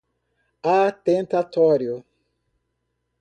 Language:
Portuguese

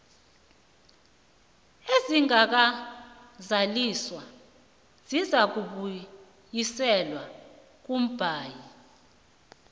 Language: South Ndebele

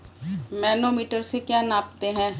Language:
Hindi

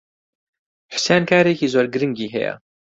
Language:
Central Kurdish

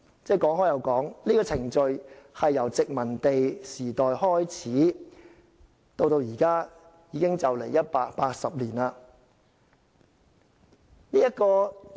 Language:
Cantonese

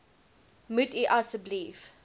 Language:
Afrikaans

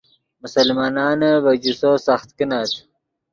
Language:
Yidgha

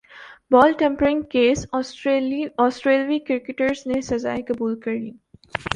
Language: Urdu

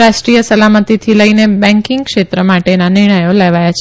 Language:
Gujarati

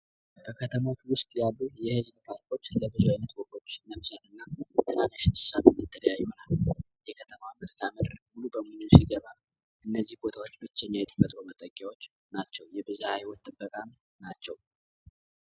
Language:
Amharic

